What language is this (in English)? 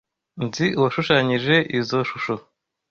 Kinyarwanda